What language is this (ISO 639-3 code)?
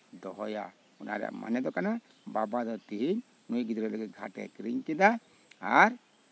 sat